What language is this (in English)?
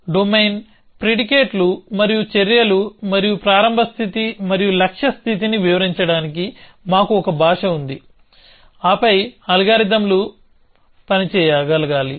Telugu